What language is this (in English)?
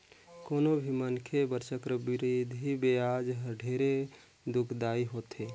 Chhattisgarhi